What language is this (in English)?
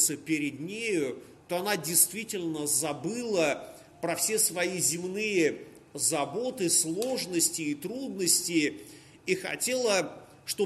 Russian